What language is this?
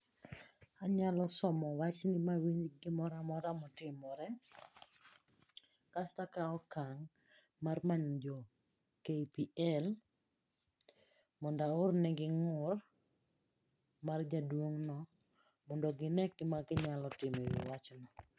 Luo (Kenya and Tanzania)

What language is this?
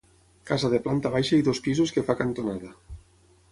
Catalan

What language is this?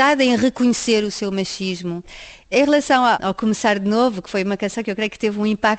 Portuguese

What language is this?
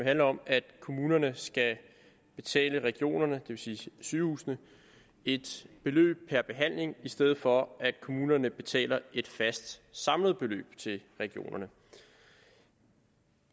Danish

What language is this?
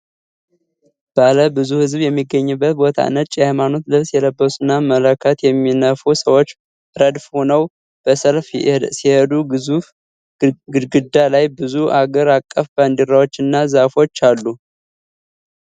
Amharic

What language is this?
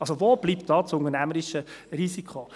Swiss German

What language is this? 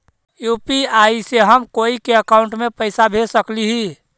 Magahi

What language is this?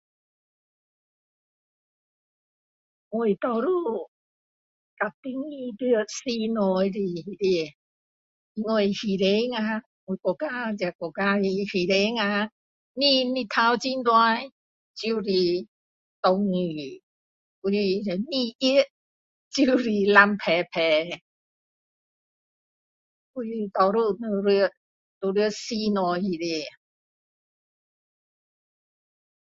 Min Dong Chinese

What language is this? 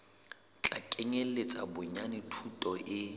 Southern Sotho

